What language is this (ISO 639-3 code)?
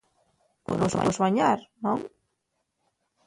ast